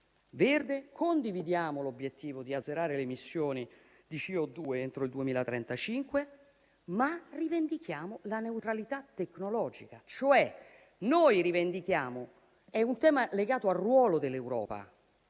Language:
Italian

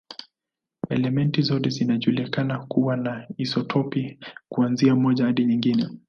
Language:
Swahili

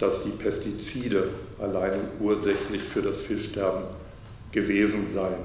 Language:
German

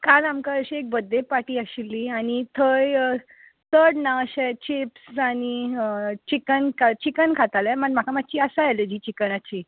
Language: Konkani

